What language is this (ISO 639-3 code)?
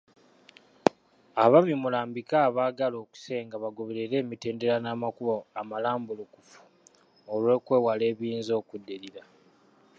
lug